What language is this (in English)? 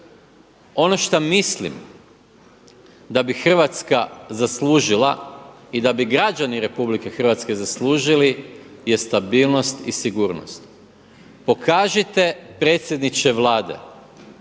Croatian